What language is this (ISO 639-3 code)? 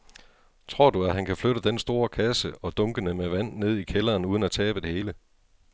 dan